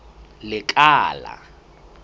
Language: Southern Sotho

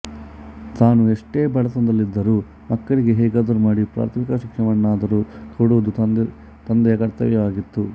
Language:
Kannada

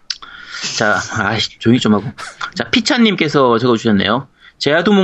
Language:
Korean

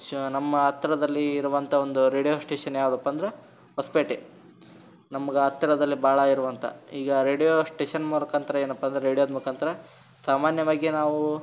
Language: Kannada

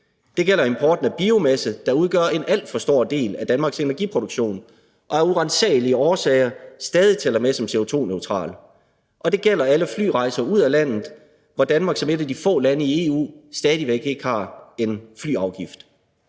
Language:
Danish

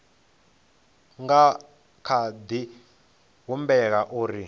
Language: Venda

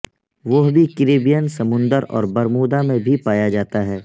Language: Urdu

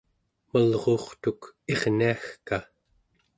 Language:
Central Yupik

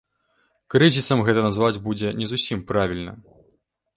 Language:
Belarusian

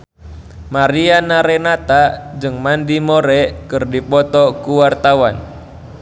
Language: Sundanese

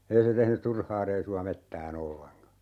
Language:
Finnish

